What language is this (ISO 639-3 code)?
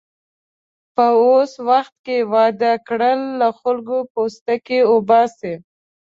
pus